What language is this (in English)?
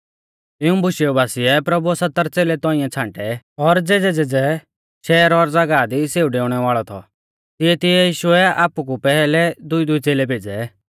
Mahasu Pahari